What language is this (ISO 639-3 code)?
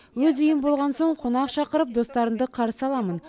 kaz